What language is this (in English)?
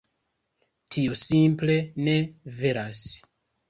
Esperanto